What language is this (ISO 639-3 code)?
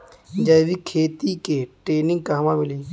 bho